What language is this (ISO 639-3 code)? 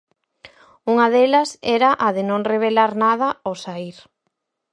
glg